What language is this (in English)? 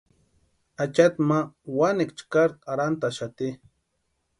Western Highland Purepecha